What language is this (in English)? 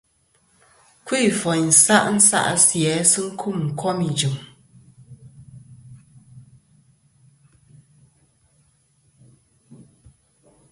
Kom